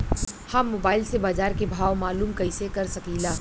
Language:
Bhojpuri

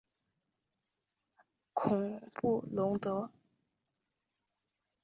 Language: Chinese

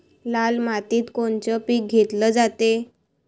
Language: Marathi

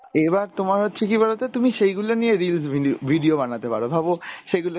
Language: Bangla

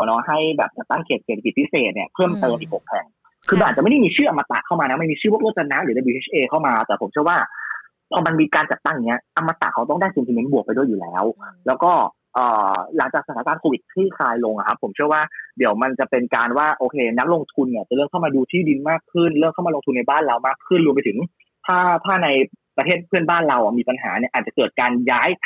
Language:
Thai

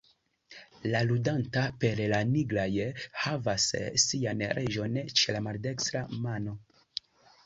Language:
Esperanto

